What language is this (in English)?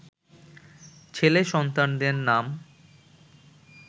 Bangla